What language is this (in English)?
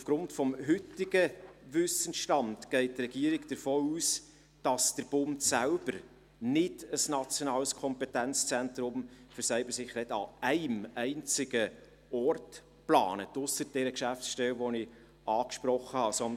Swiss German